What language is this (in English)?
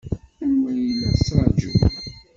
Kabyle